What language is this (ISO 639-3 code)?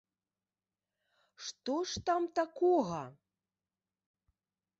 bel